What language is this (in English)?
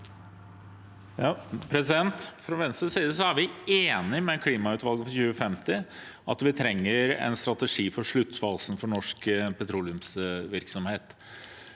Norwegian